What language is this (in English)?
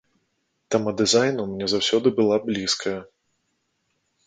Belarusian